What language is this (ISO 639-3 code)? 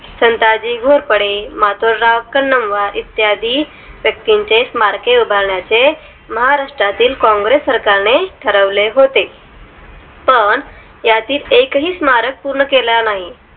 mar